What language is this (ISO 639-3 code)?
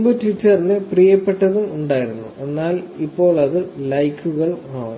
mal